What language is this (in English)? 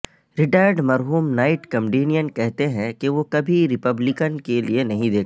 Urdu